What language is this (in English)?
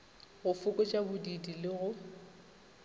Northern Sotho